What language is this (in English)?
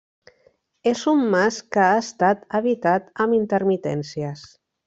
Catalan